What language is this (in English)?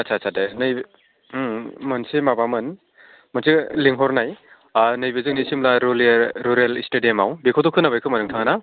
Bodo